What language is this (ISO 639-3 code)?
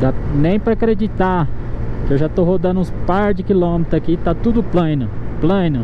por